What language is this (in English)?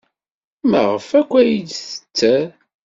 Kabyle